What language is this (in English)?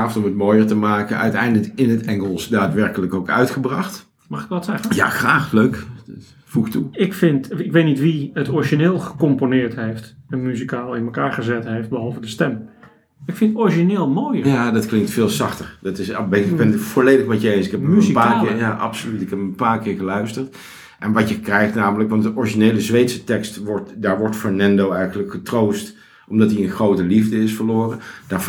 Dutch